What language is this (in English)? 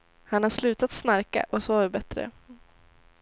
Swedish